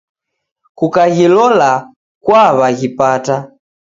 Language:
Taita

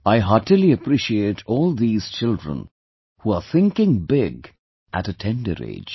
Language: English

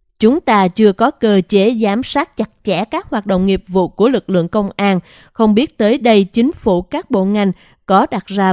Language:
Vietnamese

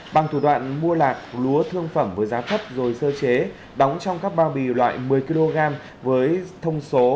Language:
Vietnamese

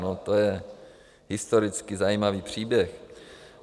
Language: Czech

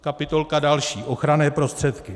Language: Czech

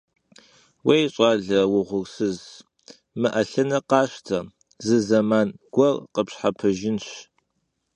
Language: Kabardian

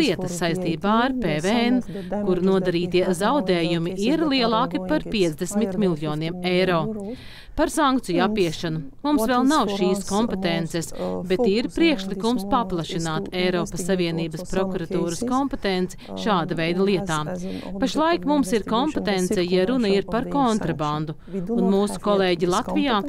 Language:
Latvian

